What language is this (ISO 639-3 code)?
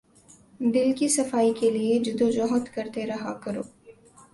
urd